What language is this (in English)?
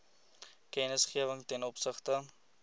Afrikaans